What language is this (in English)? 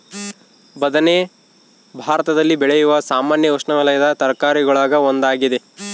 Kannada